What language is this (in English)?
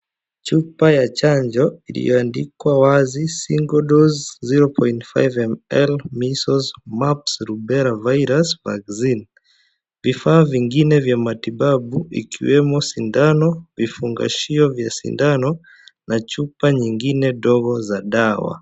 Swahili